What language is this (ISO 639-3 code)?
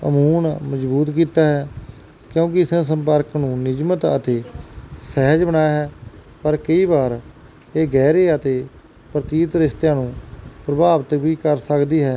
pan